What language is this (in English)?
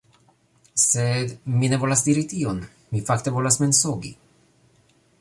Esperanto